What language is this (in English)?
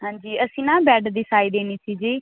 Punjabi